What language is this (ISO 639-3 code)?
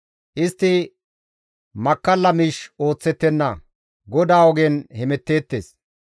gmv